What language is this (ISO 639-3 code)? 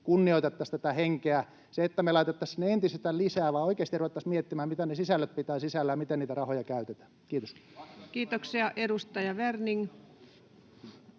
fin